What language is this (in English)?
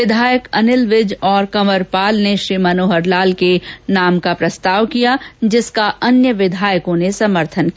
Hindi